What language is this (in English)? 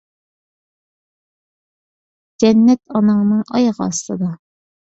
Uyghur